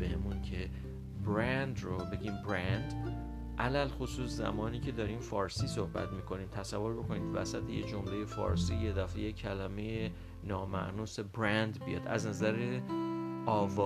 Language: Persian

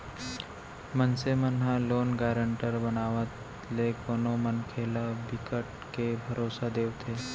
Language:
Chhattisgarhi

